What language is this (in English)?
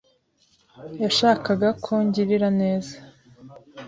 Kinyarwanda